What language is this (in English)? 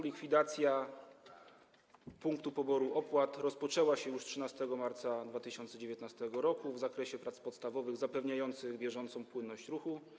Polish